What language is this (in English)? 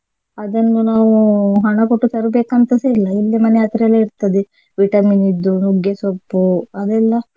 Kannada